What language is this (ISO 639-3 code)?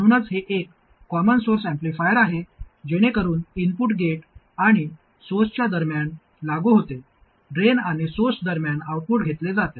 mar